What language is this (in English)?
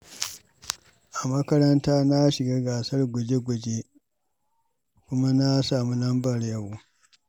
Hausa